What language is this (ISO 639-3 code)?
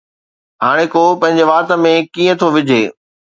snd